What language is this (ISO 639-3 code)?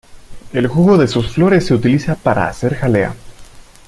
spa